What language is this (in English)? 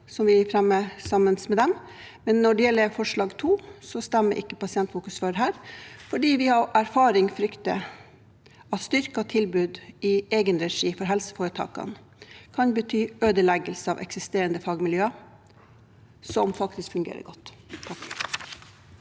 Norwegian